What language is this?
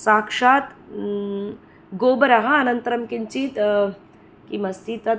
Sanskrit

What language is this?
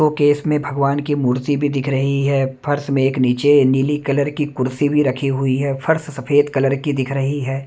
Hindi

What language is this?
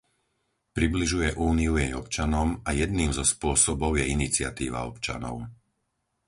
Slovak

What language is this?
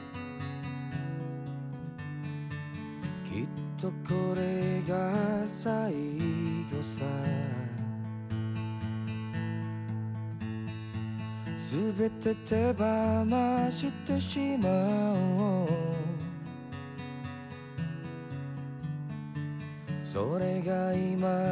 Indonesian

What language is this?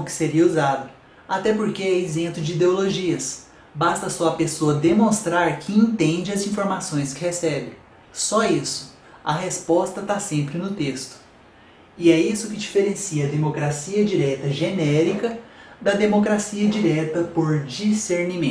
Portuguese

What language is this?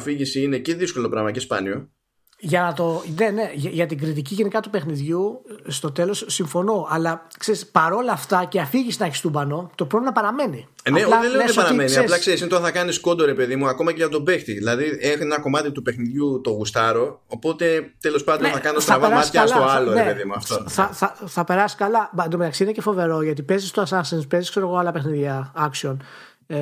Greek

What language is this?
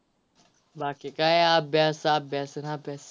Marathi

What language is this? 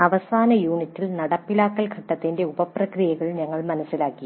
Malayalam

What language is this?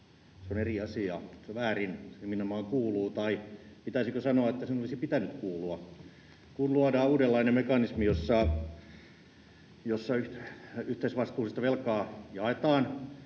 Finnish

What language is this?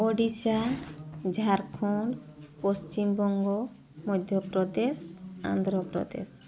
Odia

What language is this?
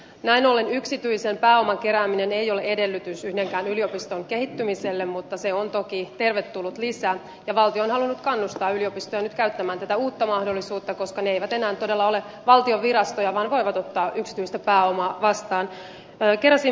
Finnish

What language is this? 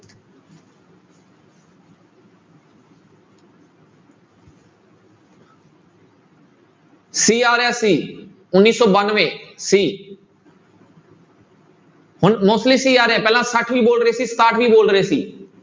Punjabi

